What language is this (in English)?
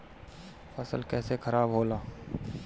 Bhojpuri